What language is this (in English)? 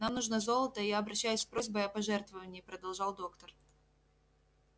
Russian